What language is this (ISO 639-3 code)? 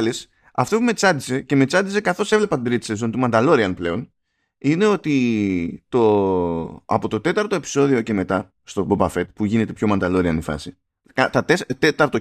ell